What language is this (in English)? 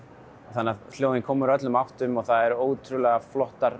Icelandic